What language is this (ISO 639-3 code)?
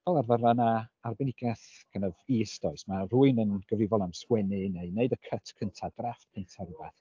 cym